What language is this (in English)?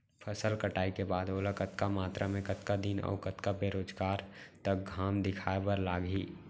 Chhattisgarhi